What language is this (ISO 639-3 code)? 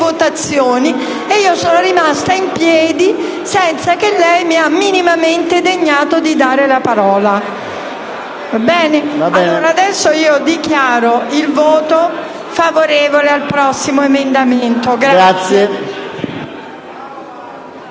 ita